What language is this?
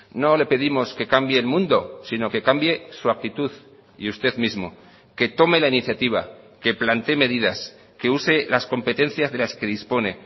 Spanish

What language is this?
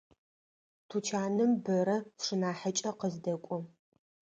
Adyghe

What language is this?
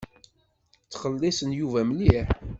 Kabyle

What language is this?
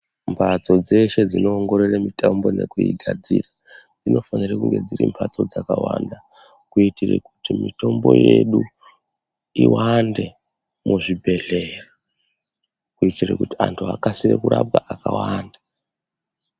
Ndau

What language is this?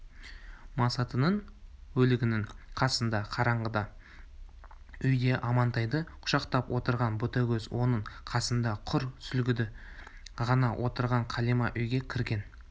Kazakh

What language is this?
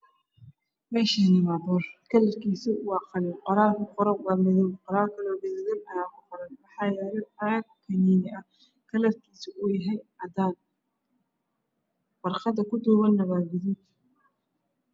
Somali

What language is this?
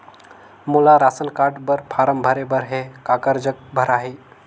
Chhattisgarhi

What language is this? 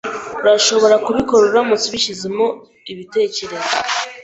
Kinyarwanda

